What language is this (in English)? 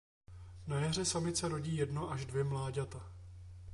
Czech